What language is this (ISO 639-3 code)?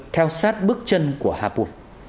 vie